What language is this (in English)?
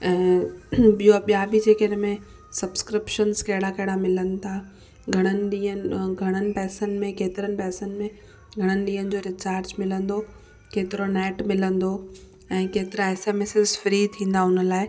Sindhi